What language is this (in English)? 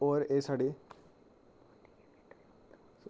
Dogri